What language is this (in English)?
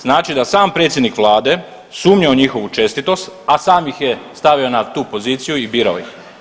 Croatian